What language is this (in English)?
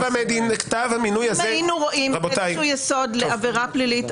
Hebrew